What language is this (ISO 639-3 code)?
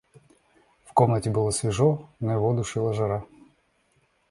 rus